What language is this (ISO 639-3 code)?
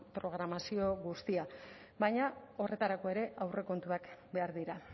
eus